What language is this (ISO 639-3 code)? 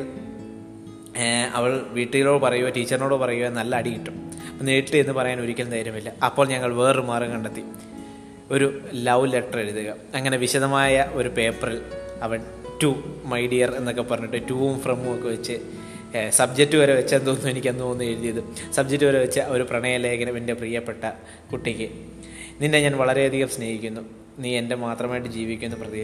mal